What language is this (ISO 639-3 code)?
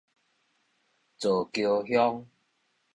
nan